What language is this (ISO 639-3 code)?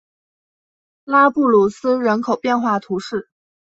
zho